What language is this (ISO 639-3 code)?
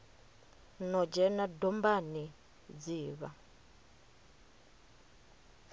ven